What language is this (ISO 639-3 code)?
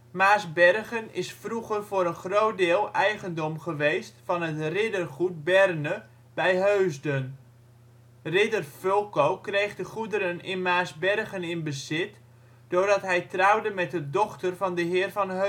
nld